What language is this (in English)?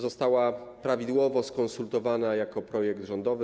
Polish